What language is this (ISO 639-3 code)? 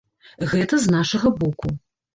bel